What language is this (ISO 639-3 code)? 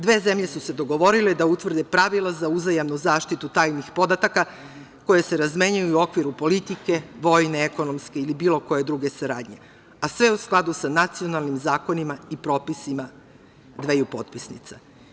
srp